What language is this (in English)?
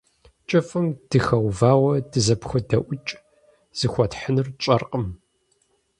Kabardian